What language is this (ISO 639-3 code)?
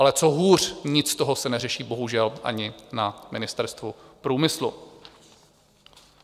ces